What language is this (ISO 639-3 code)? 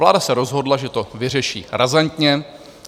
ces